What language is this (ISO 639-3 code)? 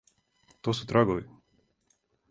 srp